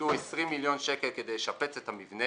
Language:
Hebrew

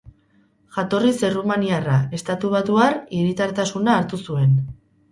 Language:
Basque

